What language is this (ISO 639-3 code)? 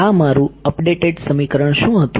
guj